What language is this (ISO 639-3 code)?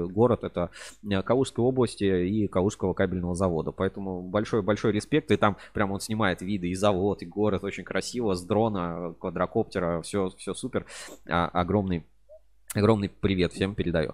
rus